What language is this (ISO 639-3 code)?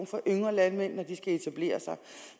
dan